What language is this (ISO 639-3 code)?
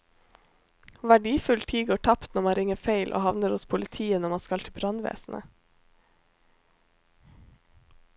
nor